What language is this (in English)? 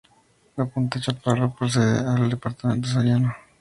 Spanish